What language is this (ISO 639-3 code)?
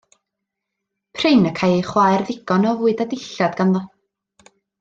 cym